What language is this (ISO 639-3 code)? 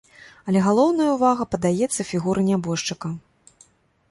bel